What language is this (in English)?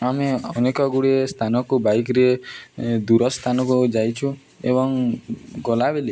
Odia